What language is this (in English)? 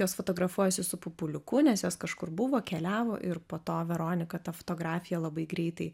Lithuanian